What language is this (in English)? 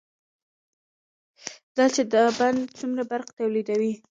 Pashto